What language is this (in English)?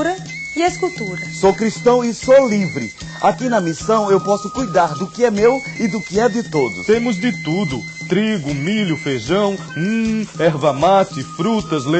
Portuguese